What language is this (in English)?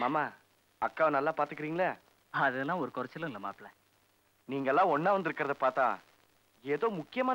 Tamil